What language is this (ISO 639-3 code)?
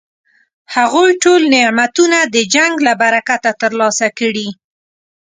pus